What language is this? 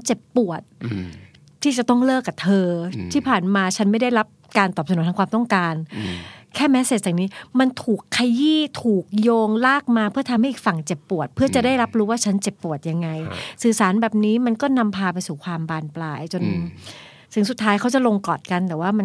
Thai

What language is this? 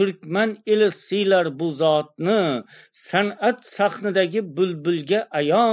Turkish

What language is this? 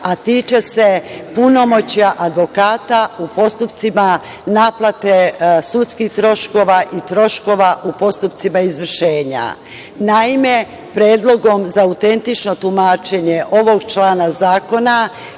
Serbian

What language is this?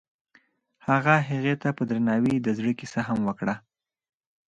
Pashto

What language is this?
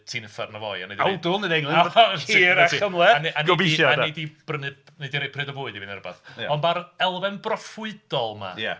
Welsh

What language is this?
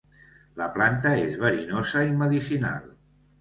Catalan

